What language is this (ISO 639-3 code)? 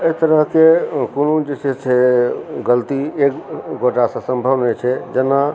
mai